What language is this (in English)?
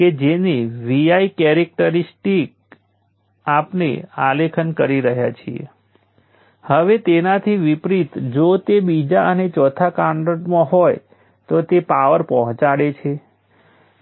Gujarati